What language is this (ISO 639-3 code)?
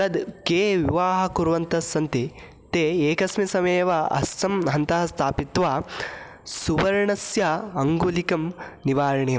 san